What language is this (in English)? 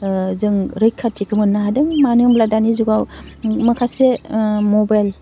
Bodo